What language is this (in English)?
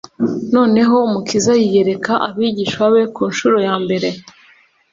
Kinyarwanda